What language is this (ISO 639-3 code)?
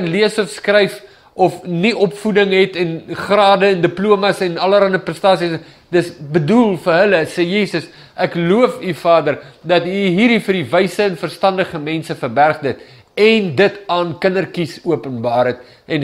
nld